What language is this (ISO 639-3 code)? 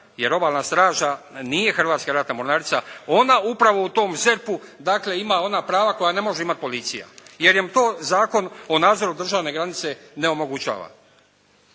hrv